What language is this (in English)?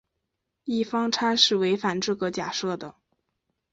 Chinese